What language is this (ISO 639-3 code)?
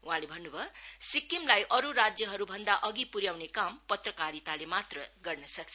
nep